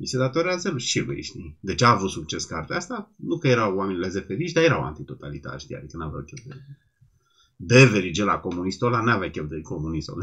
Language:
Romanian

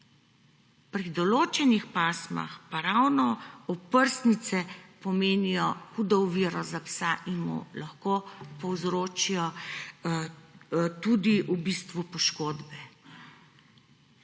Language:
Slovenian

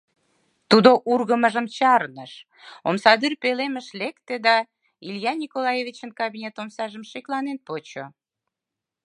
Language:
Mari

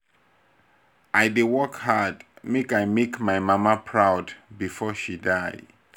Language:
Nigerian Pidgin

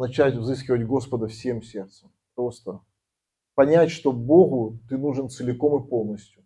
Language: Russian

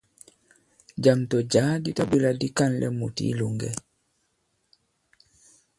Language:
Bankon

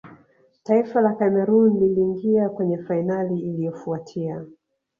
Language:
Swahili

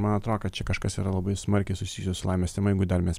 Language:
Lithuanian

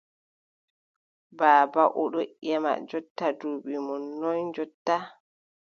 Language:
Adamawa Fulfulde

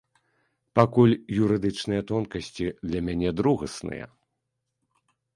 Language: Belarusian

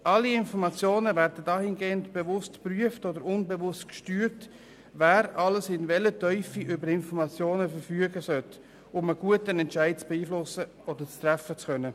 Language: Swiss German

